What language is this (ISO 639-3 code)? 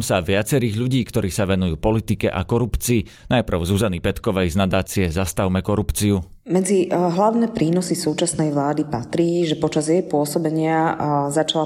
slk